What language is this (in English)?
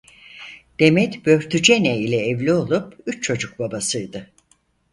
Turkish